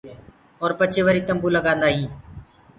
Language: Gurgula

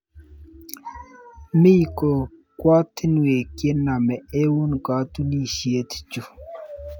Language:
Kalenjin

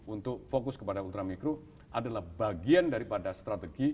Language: Indonesian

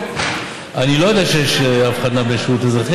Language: Hebrew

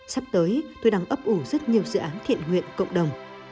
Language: Vietnamese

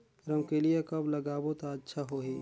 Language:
Chhattisgarhi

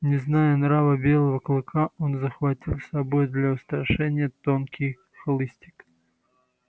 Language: Russian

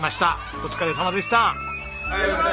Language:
Japanese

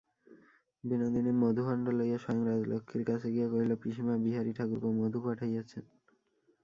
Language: Bangla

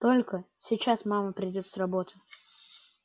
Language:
Russian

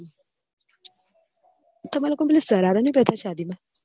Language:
Gujarati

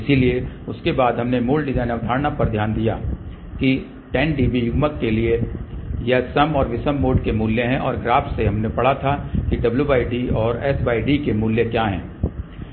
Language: Hindi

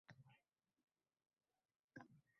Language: Uzbek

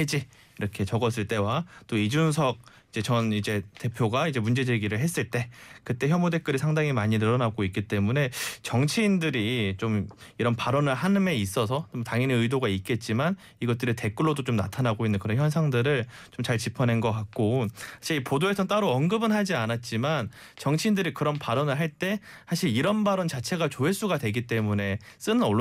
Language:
Korean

